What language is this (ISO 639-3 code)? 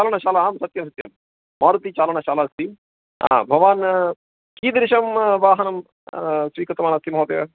san